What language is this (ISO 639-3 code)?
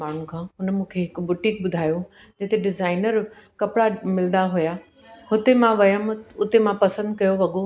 snd